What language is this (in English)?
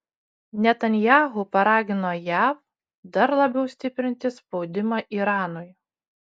Lithuanian